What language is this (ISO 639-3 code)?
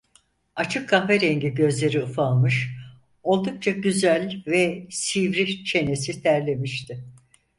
tur